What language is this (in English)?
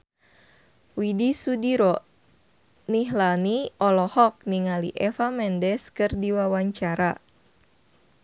Sundanese